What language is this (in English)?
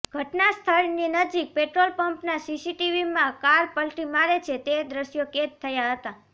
Gujarati